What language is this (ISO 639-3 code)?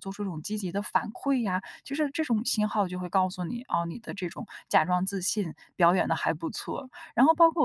zho